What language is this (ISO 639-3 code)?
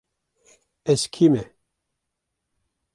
kur